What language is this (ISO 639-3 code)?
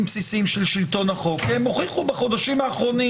heb